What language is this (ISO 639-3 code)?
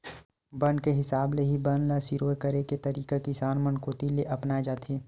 hne